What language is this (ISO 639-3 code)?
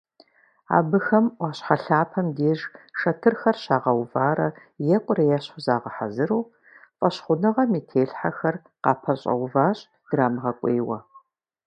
kbd